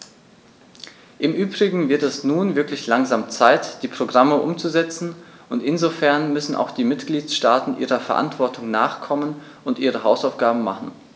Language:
German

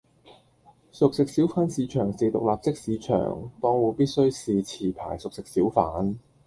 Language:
Cantonese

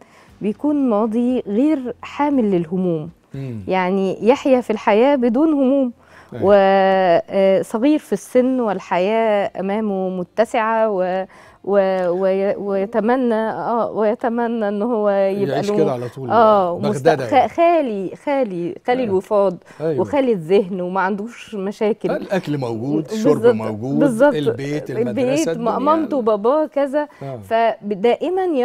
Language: Arabic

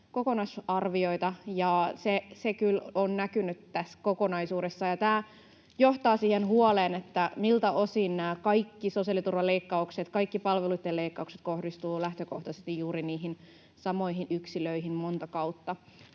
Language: Finnish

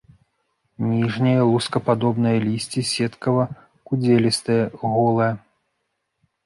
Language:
Belarusian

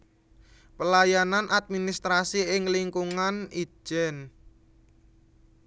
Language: Javanese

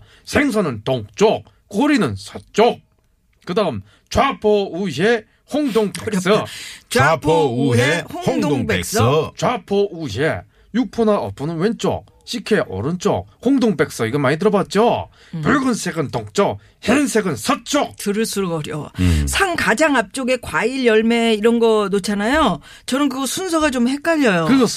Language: Korean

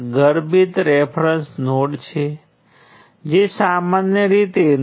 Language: Gujarati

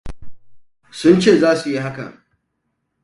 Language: Hausa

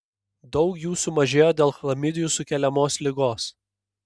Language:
Lithuanian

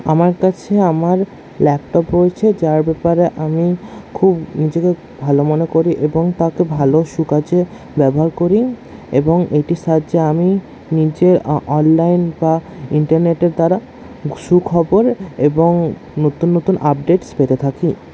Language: Bangla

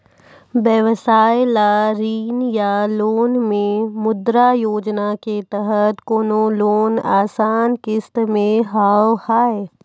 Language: Maithili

